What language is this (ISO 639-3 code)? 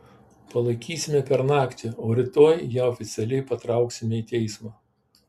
lit